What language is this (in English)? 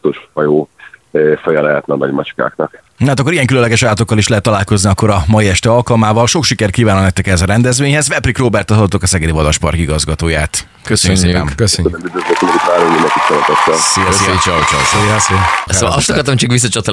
Hungarian